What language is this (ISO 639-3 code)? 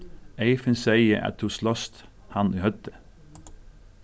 fao